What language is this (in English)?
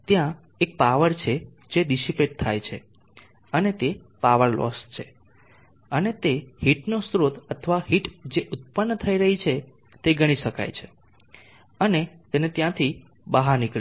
Gujarati